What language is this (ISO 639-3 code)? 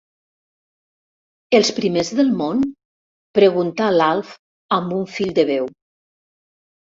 cat